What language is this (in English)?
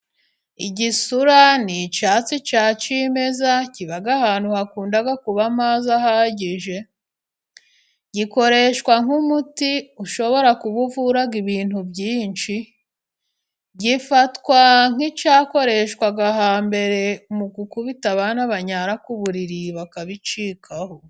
Kinyarwanda